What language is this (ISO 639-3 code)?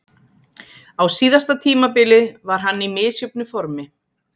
isl